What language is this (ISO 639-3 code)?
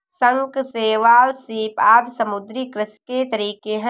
hin